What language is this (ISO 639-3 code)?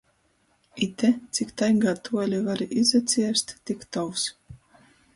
ltg